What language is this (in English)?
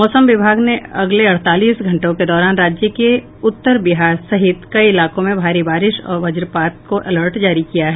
Hindi